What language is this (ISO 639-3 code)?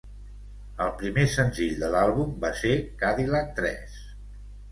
cat